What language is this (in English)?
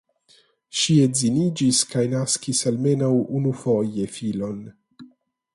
Esperanto